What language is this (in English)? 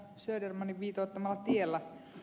Finnish